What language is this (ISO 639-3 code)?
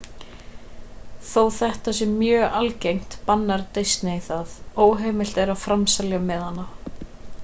isl